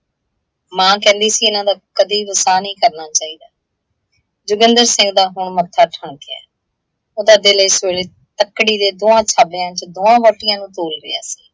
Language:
Punjabi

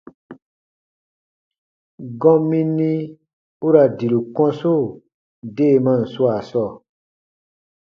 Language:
Baatonum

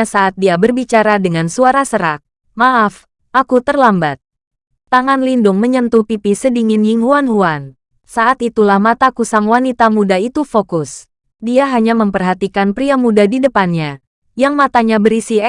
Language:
Indonesian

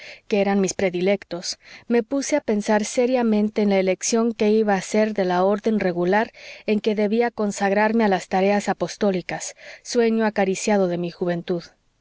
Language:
Spanish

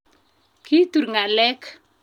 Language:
Kalenjin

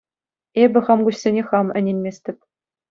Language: Chuvash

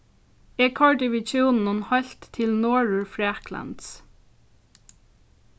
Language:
Faroese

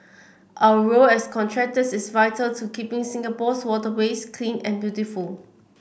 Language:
English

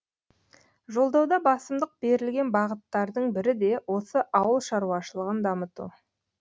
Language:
Kazakh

